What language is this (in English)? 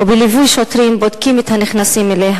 Hebrew